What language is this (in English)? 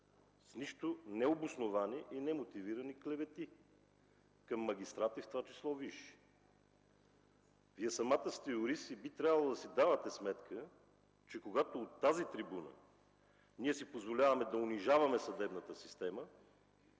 Bulgarian